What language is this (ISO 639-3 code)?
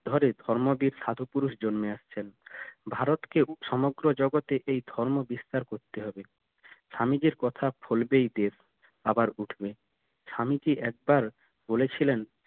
ben